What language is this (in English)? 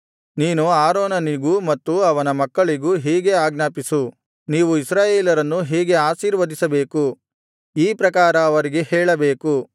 Kannada